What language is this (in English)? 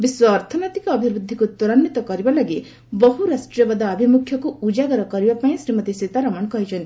Odia